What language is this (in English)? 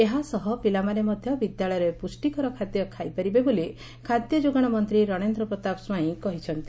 Odia